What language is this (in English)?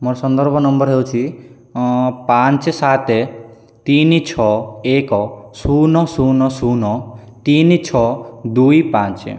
Odia